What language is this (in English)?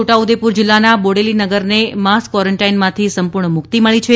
Gujarati